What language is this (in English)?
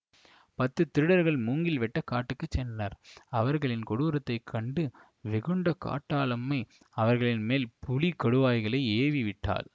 Tamil